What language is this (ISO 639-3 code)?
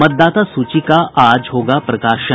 hin